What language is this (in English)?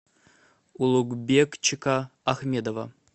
Russian